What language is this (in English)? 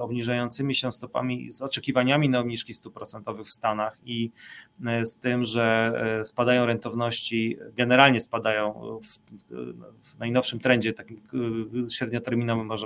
Polish